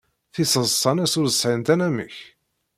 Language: Kabyle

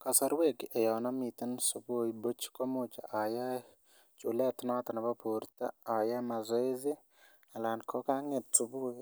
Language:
Kalenjin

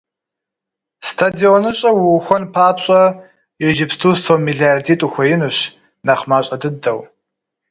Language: Kabardian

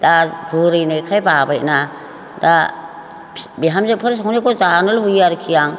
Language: Bodo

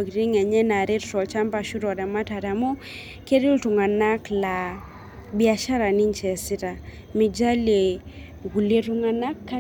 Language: Masai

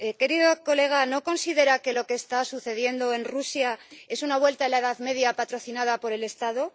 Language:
Spanish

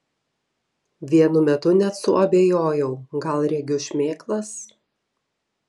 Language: Lithuanian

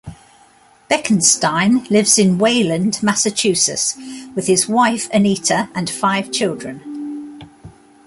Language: English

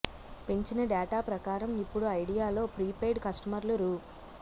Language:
Telugu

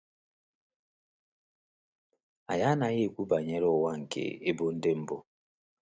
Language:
Igbo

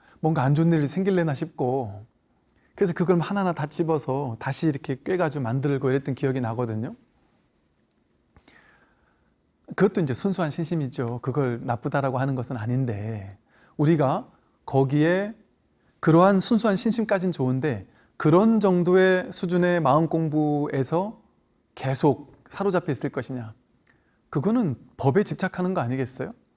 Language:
Korean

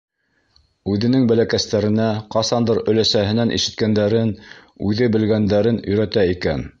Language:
Bashkir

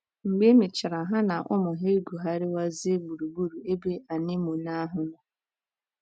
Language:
Igbo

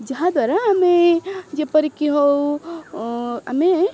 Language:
Odia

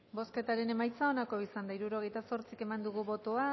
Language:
Basque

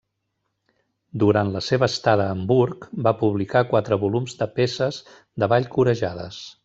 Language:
Catalan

